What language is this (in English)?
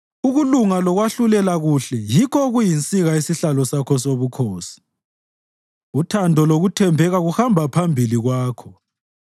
North Ndebele